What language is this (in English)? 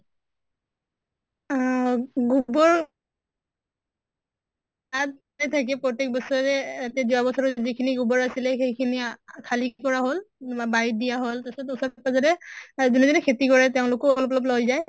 Assamese